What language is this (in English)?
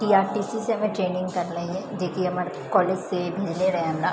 Maithili